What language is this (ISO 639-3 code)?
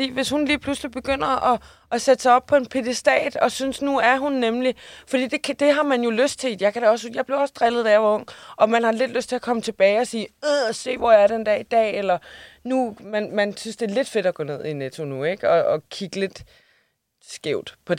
dan